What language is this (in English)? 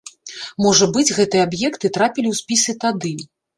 Belarusian